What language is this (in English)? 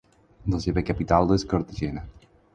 Catalan